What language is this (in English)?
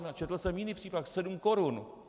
Czech